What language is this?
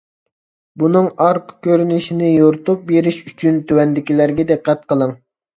Uyghur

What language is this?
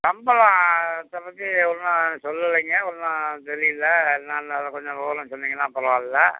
Tamil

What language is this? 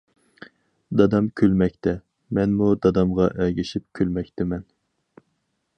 Uyghur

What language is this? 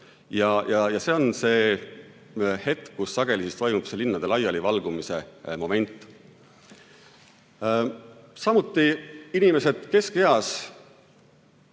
Estonian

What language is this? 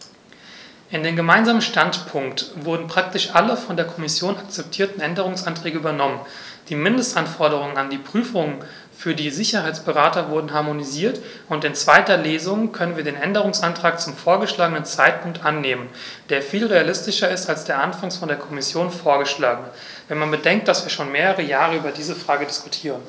German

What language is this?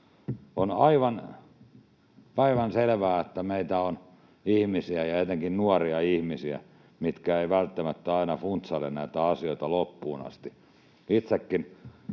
Finnish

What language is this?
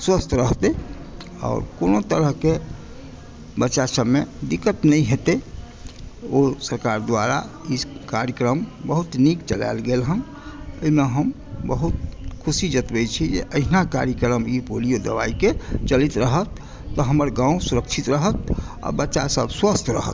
Maithili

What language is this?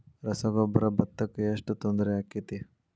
Kannada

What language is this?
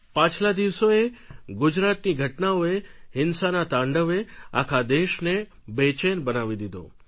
Gujarati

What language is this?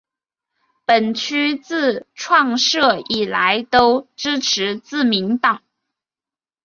Chinese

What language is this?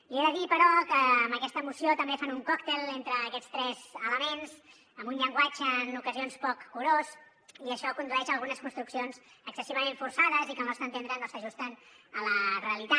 Catalan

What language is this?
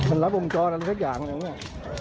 Thai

